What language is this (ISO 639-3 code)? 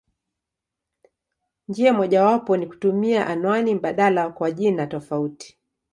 swa